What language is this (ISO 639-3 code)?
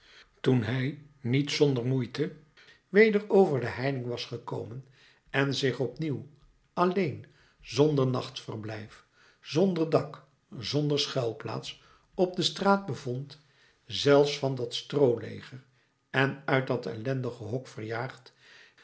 nld